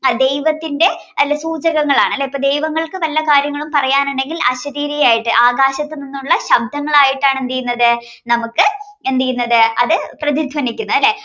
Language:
Malayalam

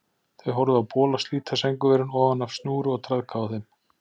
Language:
Icelandic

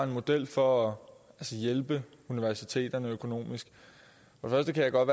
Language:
Danish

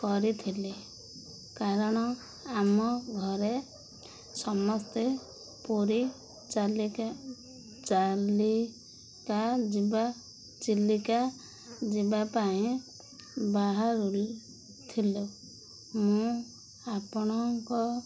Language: Odia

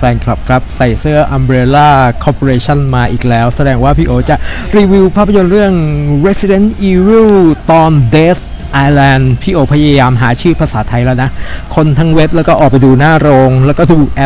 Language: Thai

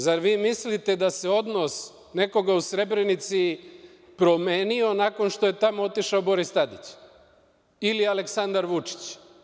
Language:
Serbian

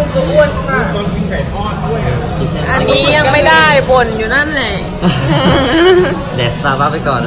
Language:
Thai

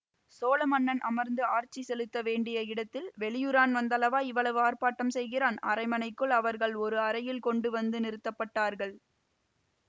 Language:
Tamil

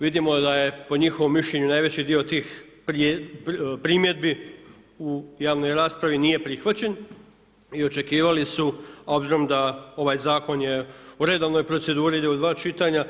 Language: Croatian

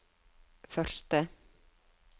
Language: Norwegian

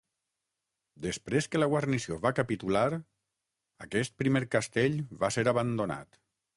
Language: Catalan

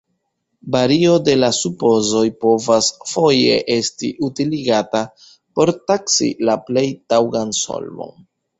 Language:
Esperanto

